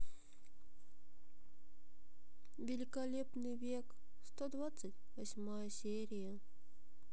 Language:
Russian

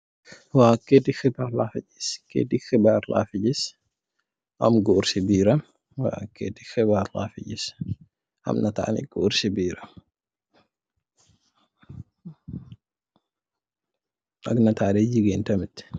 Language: Wolof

